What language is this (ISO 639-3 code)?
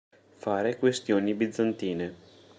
ita